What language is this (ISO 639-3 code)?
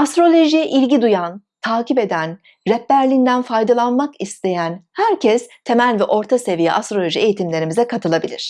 tur